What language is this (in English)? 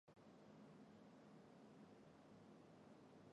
Chinese